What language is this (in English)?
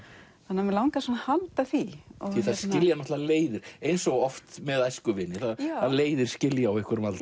Icelandic